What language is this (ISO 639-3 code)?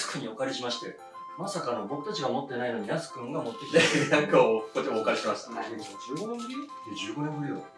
jpn